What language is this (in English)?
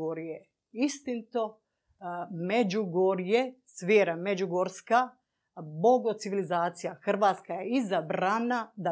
Croatian